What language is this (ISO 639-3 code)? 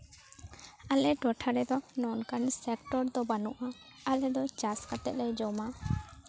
sat